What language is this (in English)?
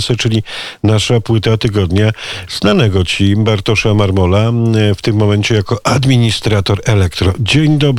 Polish